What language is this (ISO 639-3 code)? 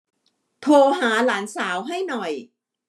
tha